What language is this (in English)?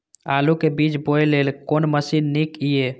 Maithili